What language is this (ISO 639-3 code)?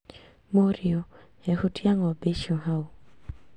kik